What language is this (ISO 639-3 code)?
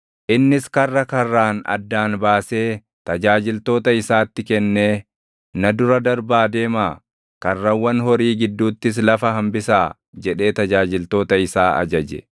orm